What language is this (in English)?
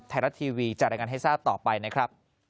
Thai